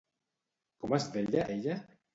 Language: Catalan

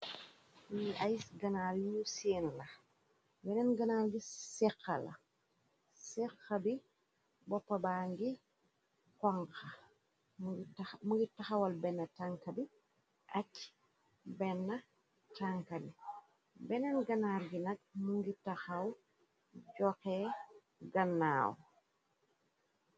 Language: Wolof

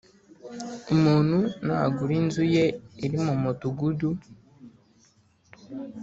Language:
Kinyarwanda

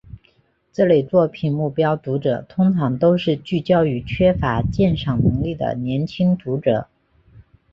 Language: Chinese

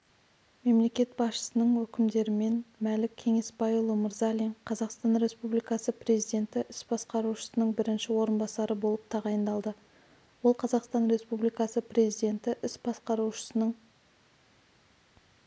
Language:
Kazakh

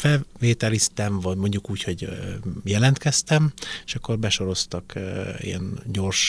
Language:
Hungarian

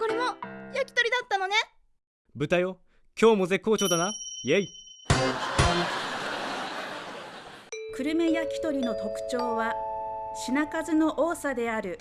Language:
Japanese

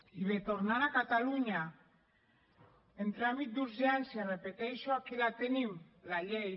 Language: Catalan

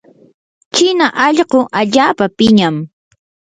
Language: Yanahuanca Pasco Quechua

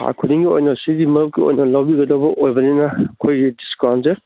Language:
Manipuri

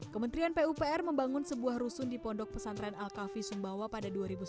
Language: Indonesian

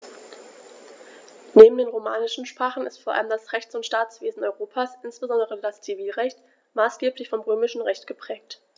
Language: German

